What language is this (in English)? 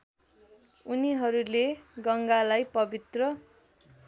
Nepali